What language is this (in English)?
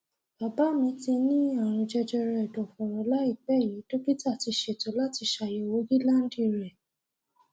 Yoruba